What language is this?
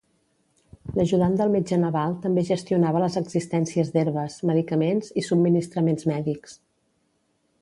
Catalan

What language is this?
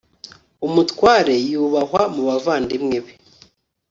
Kinyarwanda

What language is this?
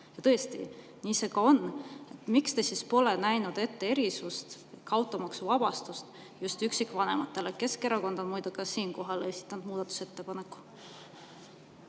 Estonian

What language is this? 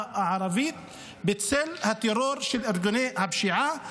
Hebrew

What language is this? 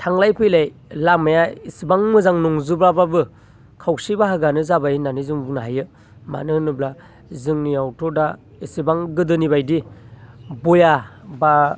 Bodo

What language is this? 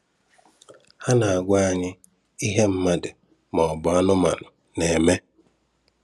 Igbo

